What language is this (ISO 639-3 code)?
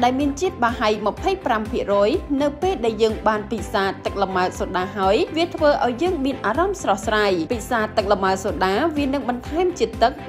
tha